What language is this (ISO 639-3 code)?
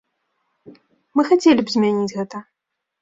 bel